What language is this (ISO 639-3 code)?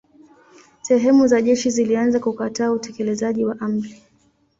swa